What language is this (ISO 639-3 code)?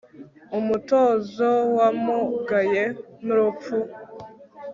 kin